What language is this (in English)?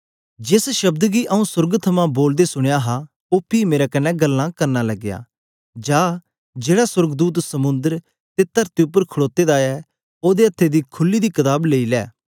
Dogri